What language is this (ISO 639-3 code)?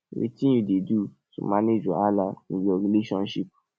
pcm